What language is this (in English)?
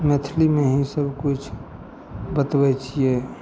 Maithili